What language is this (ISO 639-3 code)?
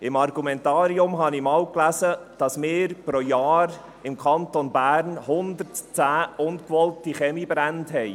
gsw